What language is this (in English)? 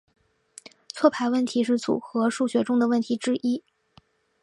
Chinese